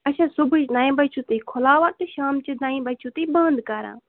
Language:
Kashmiri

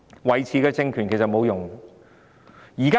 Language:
Cantonese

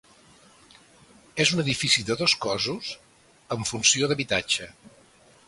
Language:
Catalan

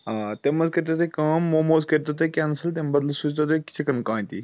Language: Kashmiri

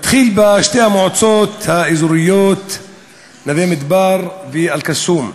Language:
Hebrew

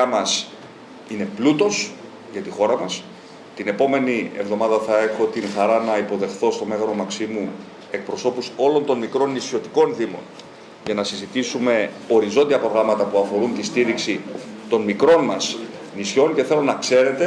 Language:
Greek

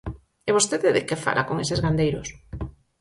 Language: Galician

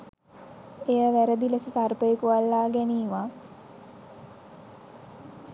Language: Sinhala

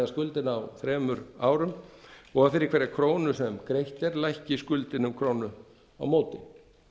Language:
Icelandic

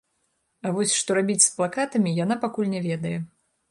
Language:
Belarusian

